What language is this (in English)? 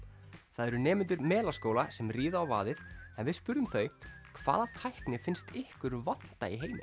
Icelandic